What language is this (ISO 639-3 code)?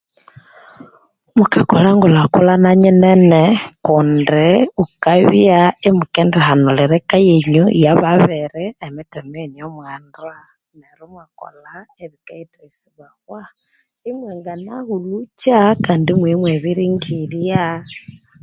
koo